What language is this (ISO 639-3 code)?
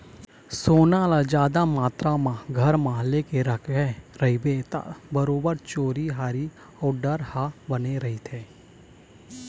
hne